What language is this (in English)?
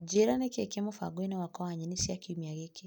Kikuyu